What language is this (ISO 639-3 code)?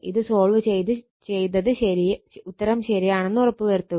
mal